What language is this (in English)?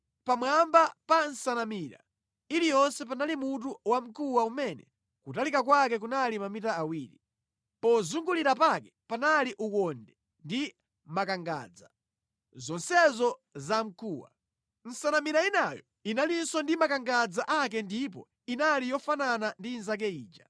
Nyanja